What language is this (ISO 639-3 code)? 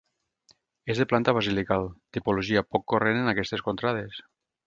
cat